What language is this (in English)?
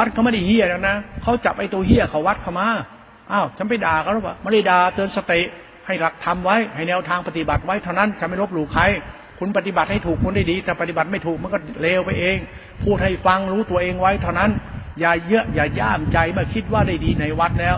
Thai